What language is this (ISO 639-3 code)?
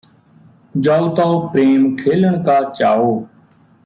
pan